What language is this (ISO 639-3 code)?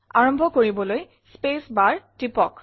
asm